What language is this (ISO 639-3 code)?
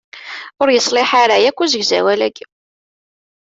kab